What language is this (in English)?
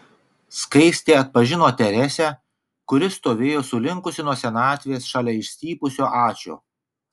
Lithuanian